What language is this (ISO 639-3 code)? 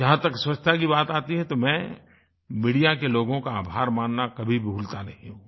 hin